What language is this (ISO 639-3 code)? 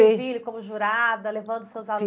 por